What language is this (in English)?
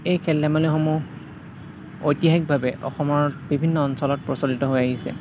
Assamese